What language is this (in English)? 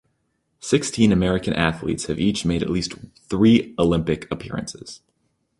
English